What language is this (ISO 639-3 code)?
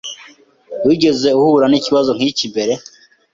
kin